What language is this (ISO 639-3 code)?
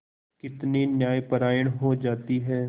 hin